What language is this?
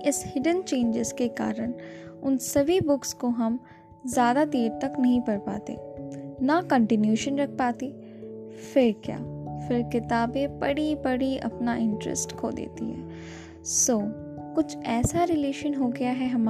Hindi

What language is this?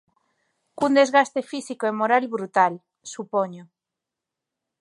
Galician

